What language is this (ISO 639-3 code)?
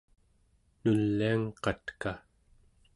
esu